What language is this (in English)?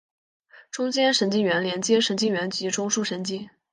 Chinese